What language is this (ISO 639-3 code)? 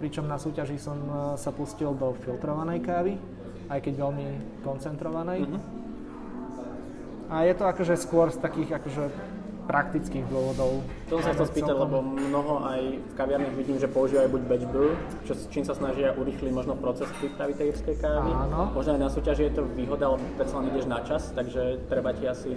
slk